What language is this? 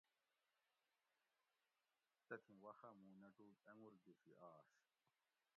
Gawri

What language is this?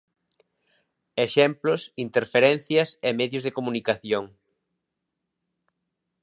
Galician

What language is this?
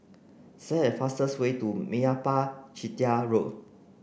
English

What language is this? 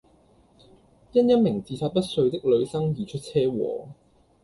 Cantonese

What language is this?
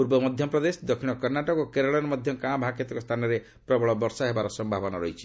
Odia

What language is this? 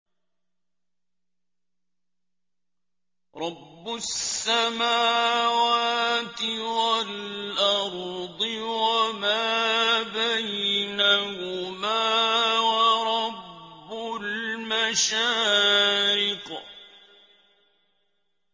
Arabic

